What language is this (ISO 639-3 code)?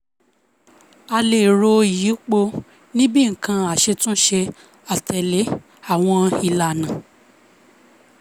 yor